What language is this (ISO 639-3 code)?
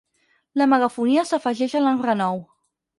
cat